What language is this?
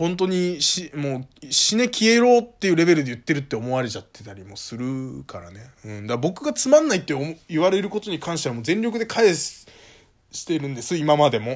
Japanese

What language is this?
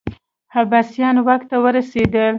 Pashto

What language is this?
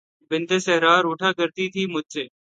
Urdu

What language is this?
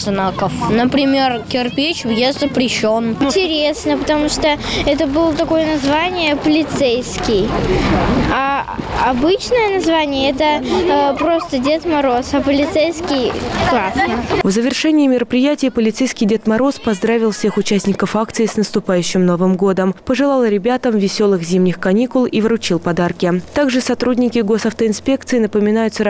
Russian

